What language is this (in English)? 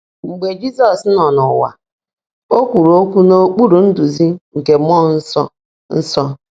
Igbo